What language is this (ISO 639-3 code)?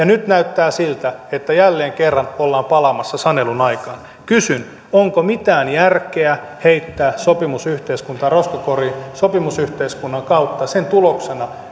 fin